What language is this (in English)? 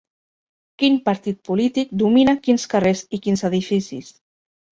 Catalan